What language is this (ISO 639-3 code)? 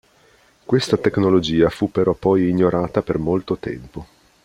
ita